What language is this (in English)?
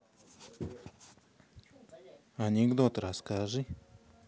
Russian